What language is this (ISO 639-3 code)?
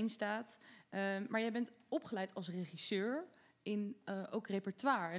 nld